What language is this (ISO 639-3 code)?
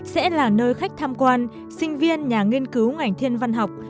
vie